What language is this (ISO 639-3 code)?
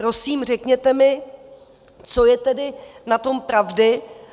ces